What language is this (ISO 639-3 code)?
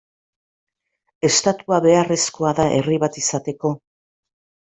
eus